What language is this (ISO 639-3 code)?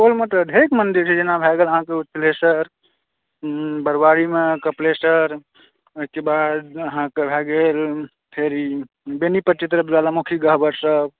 mai